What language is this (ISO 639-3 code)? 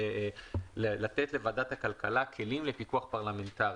heb